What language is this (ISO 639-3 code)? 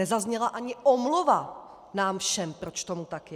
ces